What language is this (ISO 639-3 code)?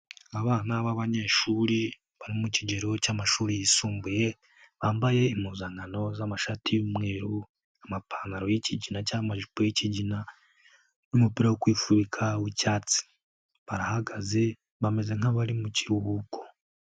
kin